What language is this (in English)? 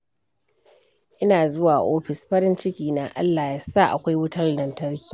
Hausa